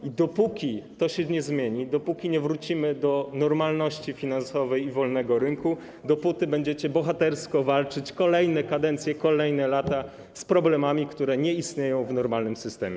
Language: Polish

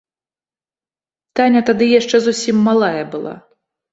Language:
Belarusian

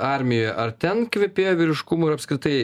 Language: Lithuanian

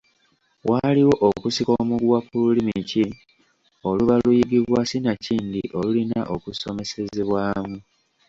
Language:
Ganda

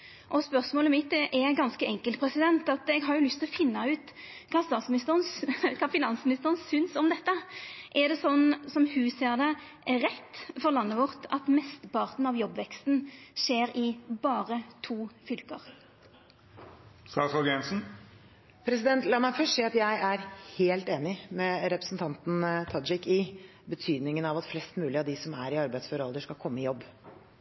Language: Norwegian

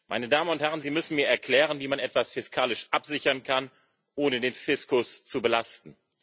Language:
German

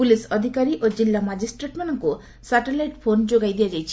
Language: Odia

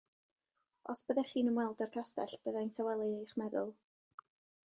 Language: Welsh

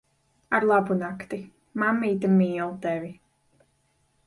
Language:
Latvian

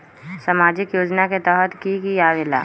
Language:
Magahi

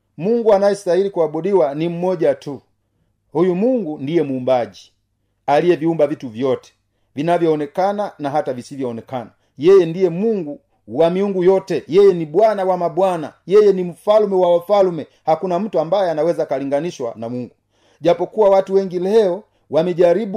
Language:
Swahili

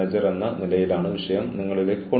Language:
Malayalam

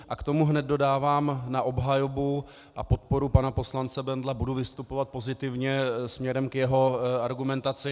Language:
Czech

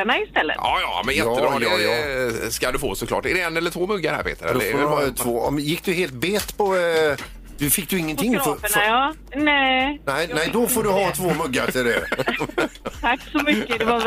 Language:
Swedish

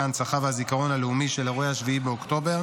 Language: Hebrew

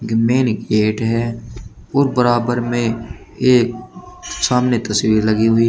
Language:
Hindi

